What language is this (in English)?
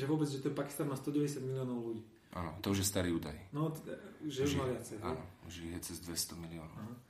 Slovak